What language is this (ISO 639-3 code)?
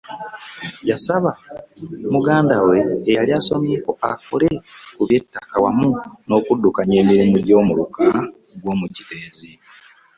lug